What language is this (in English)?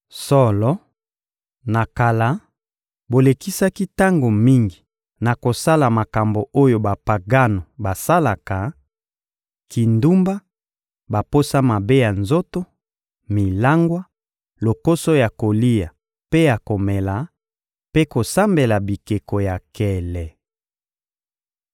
Lingala